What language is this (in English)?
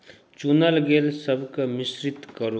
Maithili